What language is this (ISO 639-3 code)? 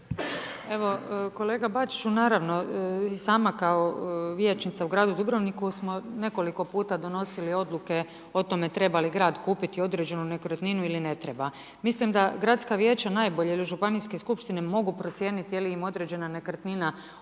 hrv